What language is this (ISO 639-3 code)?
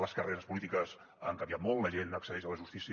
cat